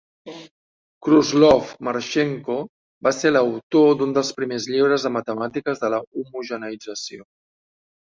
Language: Catalan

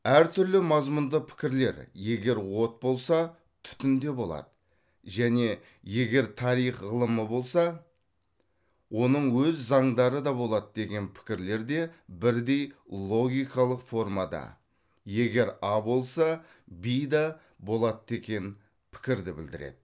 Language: Kazakh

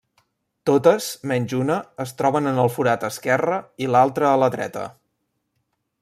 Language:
Catalan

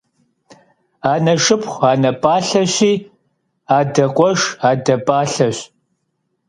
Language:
Kabardian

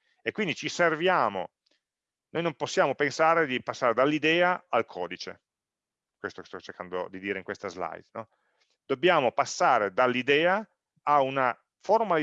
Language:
Italian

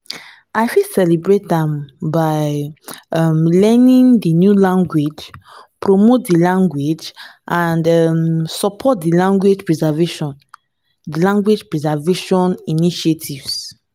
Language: Nigerian Pidgin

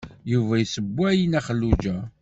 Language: Kabyle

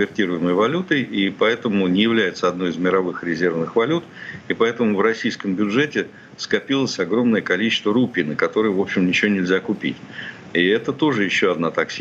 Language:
Russian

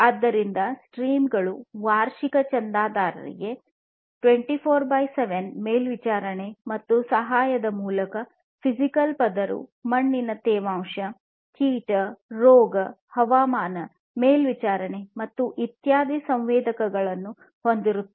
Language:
Kannada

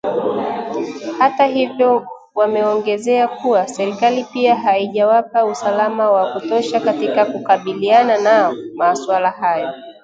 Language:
Swahili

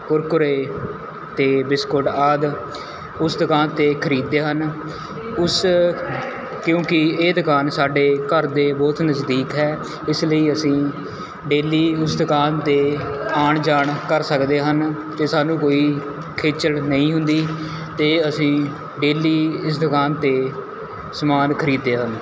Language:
Punjabi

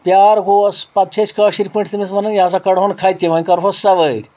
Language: Kashmiri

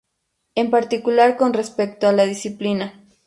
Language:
Spanish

